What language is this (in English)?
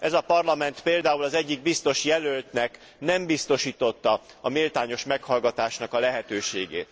Hungarian